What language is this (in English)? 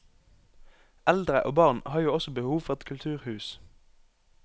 Norwegian